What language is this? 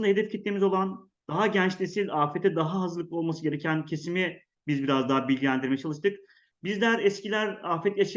Turkish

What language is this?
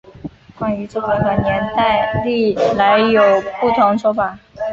Chinese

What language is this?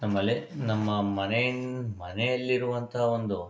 Kannada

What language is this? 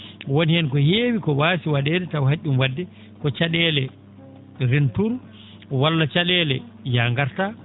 Fula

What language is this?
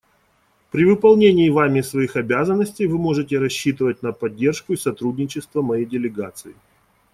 Russian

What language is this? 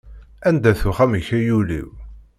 Kabyle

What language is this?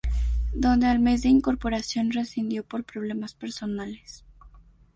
Spanish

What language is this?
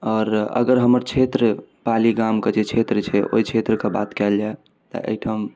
Maithili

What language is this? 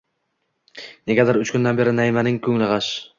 Uzbek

